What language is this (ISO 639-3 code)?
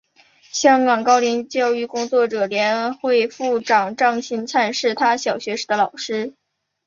zho